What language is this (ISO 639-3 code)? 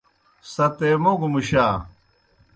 plk